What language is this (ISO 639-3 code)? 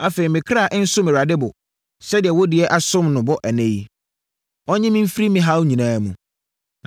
aka